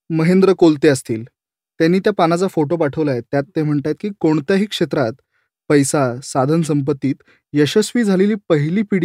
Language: Marathi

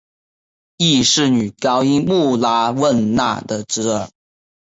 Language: Chinese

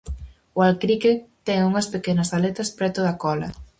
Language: Galician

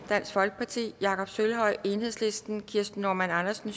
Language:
Danish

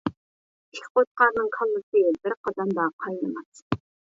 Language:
Uyghur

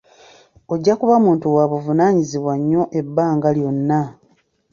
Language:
Ganda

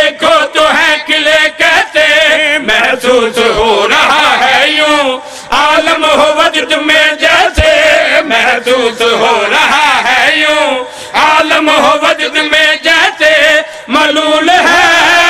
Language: Arabic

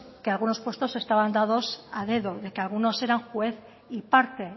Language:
Spanish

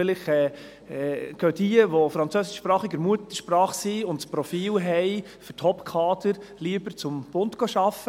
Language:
Swiss German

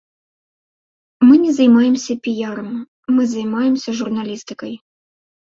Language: Belarusian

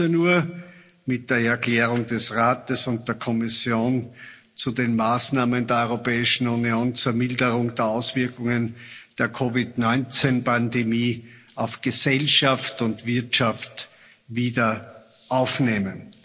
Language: German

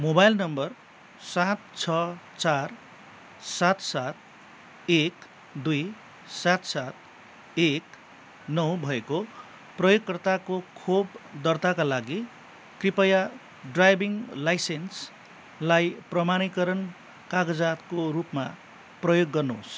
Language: Nepali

